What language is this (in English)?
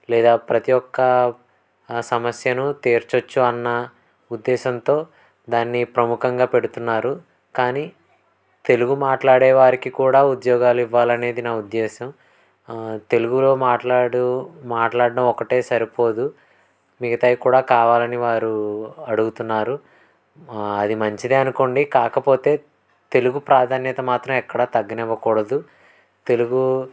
Telugu